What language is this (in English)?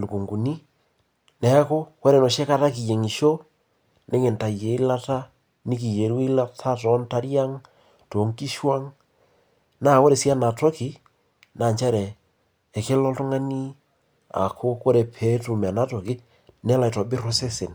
Masai